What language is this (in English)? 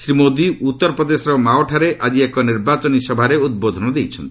Odia